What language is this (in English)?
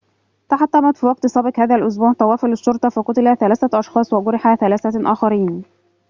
Arabic